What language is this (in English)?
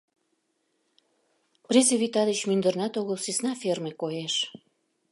Mari